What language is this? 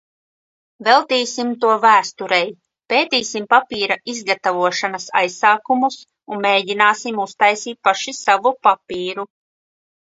Latvian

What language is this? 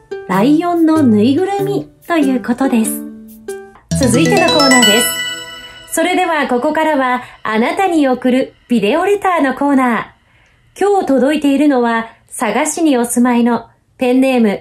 Japanese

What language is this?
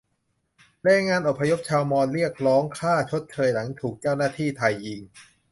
Thai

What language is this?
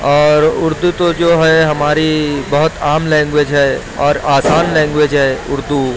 Urdu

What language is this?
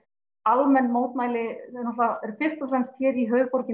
Icelandic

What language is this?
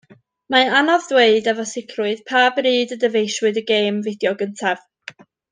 Welsh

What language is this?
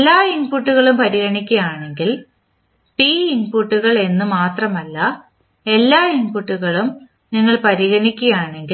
Malayalam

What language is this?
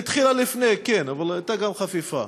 Hebrew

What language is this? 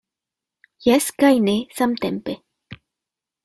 Esperanto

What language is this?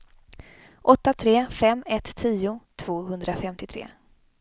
Swedish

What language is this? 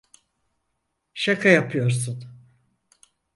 Turkish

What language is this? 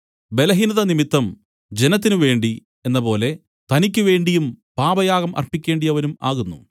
Malayalam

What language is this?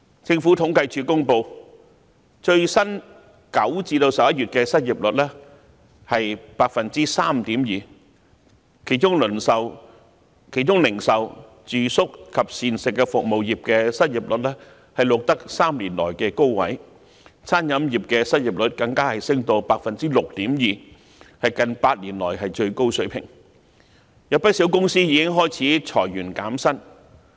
Cantonese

